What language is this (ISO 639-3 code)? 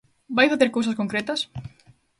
glg